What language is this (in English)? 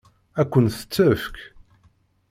Kabyle